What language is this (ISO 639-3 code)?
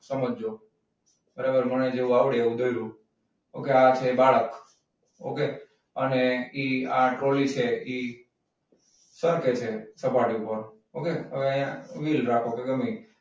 guj